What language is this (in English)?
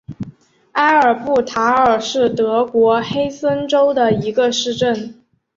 Chinese